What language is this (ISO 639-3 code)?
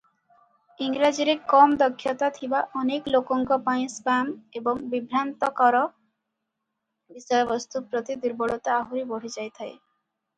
ori